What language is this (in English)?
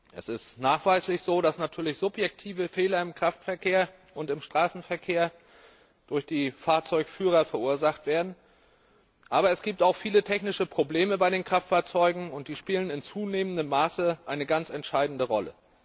German